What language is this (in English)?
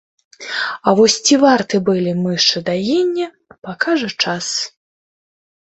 Belarusian